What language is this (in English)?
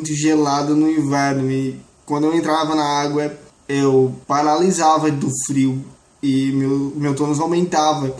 Portuguese